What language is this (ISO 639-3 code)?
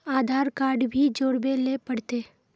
mag